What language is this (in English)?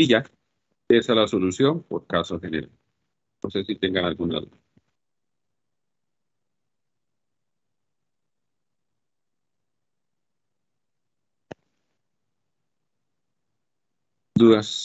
Spanish